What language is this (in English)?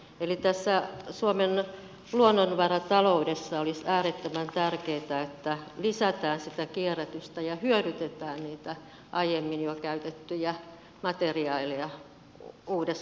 Finnish